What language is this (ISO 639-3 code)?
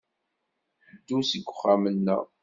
kab